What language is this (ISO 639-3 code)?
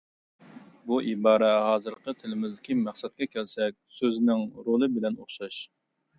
uig